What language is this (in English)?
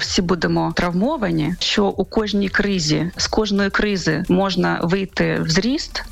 Ukrainian